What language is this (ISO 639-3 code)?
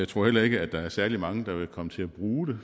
dan